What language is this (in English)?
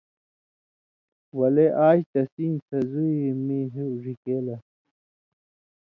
Indus Kohistani